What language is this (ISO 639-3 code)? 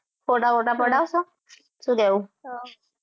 guj